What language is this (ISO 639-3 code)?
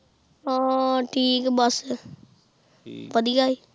pan